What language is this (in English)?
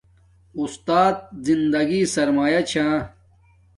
Domaaki